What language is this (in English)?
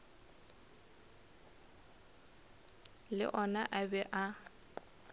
Northern Sotho